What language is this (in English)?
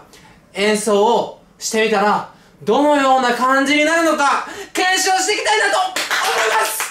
Japanese